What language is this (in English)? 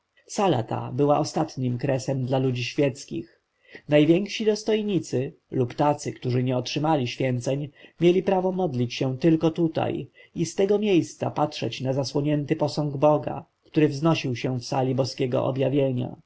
Polish